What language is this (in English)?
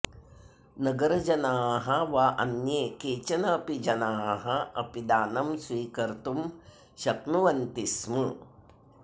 Sanskrit